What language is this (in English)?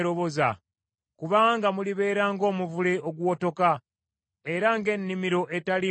Ganda